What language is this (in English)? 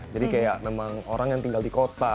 Indonesian